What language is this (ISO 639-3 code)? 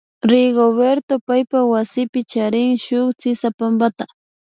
qvi